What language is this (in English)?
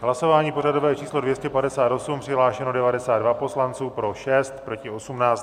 Czech